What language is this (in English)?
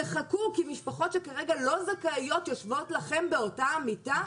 Hebrew